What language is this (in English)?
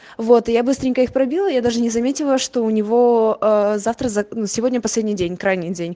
Russian